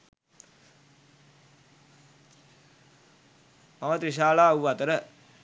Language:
Sinhala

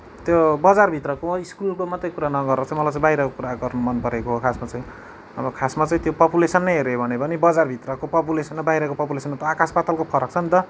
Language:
Nepali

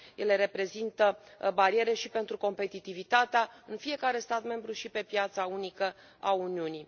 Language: Romanian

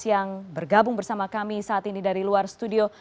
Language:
Indonesian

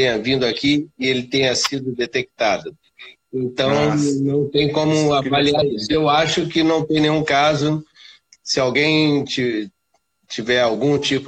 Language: Portuguese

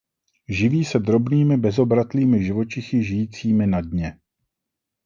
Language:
Czech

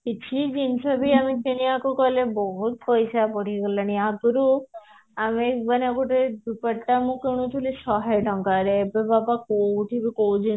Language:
Odia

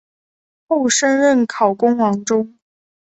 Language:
Chinese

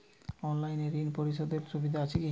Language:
Bangla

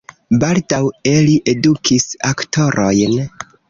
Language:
Esperanto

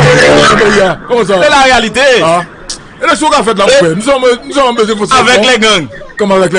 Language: French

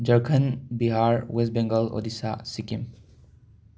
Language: Manipuri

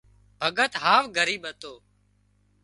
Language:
Wadiyara Koli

